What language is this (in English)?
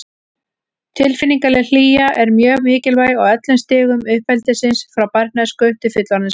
Icelandic